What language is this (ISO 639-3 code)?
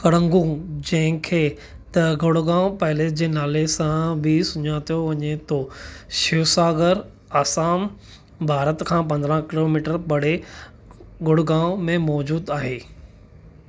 snd